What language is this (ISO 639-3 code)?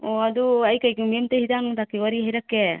mni